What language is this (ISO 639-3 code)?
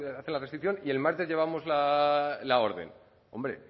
spa